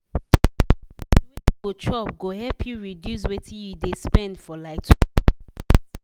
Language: Nigerian Pidgin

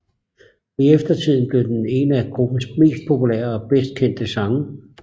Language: Danish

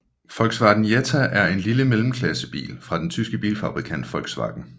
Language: Danish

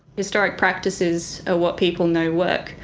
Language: English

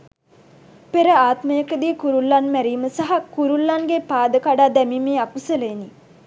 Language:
Sinhala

